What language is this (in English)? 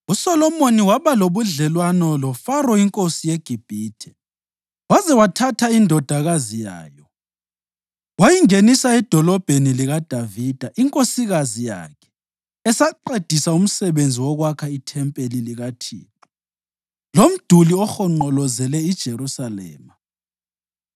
North Ndebele